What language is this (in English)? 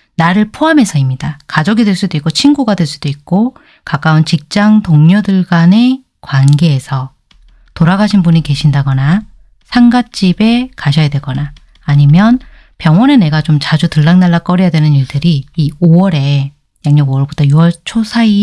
Korean